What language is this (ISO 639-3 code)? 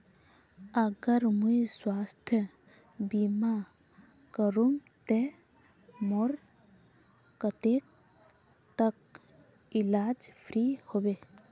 mag